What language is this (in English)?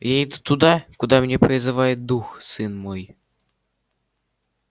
Russian